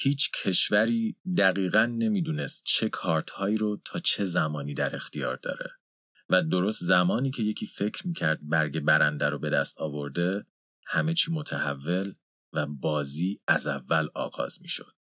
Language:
Persian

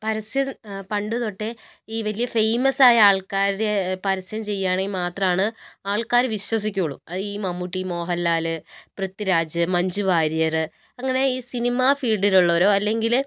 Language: Malayalam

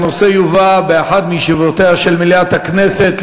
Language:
Hebrew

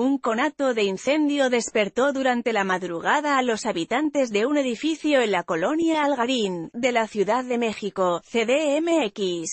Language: Spanish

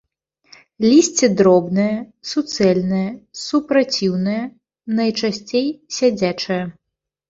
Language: Belarusian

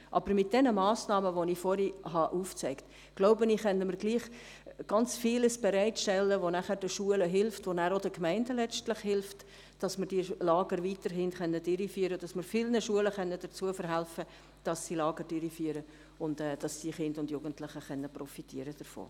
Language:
Swiss German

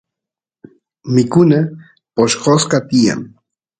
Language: Santiago del Estero Quichua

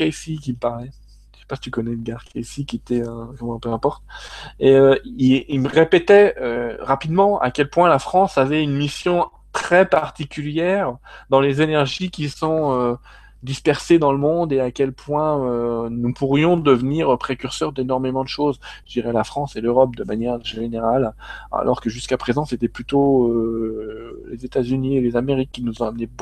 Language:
French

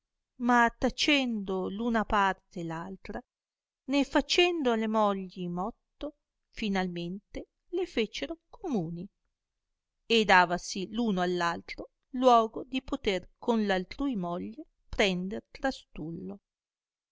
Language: Italian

